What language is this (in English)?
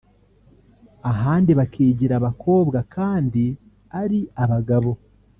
Kinyarwanda